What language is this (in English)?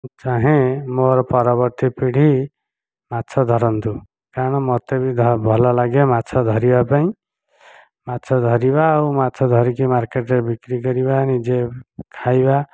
Odia